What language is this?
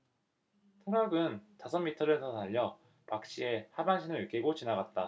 Korean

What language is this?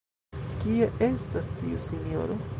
Esperanto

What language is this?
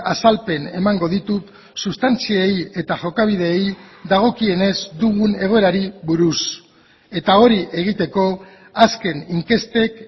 Basque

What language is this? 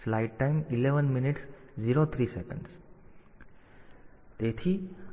Gujarati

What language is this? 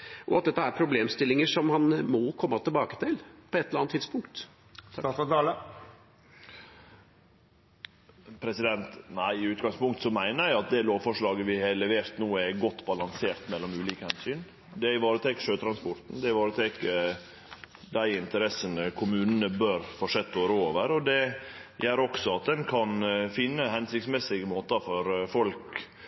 Norwegian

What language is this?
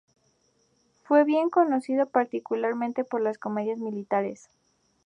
Spanish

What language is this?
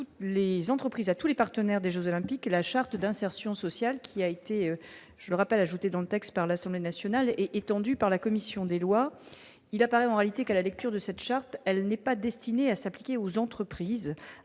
French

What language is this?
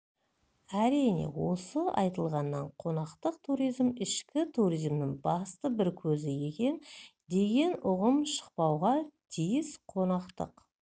Kazakh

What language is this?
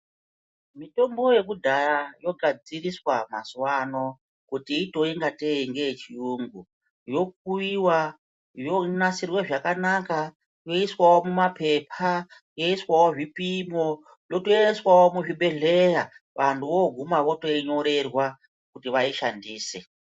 Ndau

